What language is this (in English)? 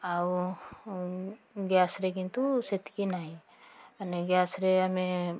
Odia